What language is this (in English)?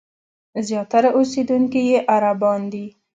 Pashto